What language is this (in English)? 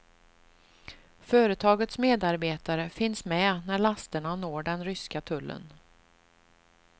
Swedish